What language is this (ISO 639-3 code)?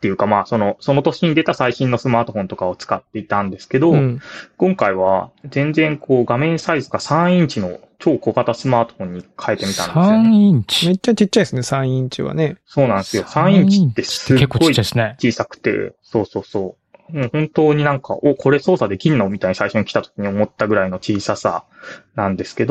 jpn